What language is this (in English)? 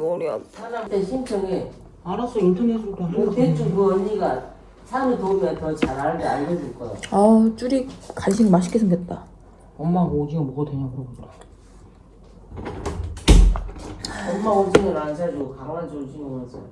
Korean